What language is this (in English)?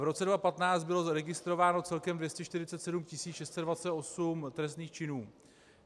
Czech